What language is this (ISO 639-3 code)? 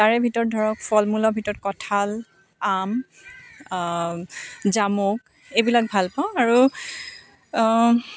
asm